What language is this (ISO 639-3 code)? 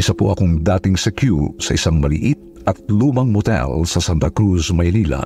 fil